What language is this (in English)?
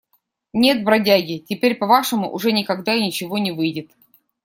Russian